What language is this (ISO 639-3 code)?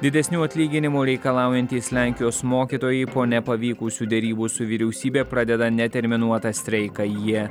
lit